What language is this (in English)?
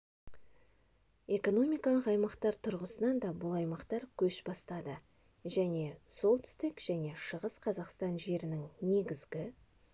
Kazakh